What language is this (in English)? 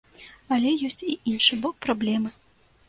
Belarusian